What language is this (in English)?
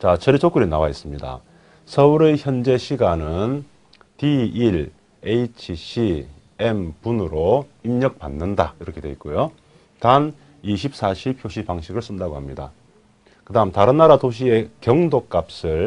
Korean